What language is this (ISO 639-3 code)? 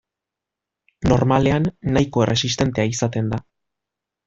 eus